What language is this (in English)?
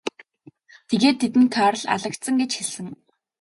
Mongolian